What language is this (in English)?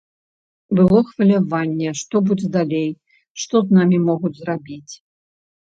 Belarusian